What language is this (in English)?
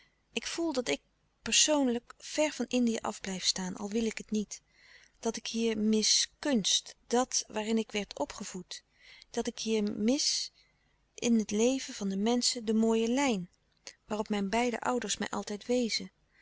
Dutch